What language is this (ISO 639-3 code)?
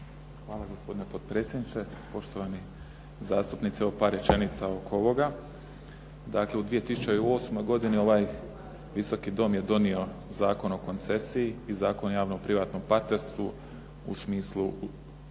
hrv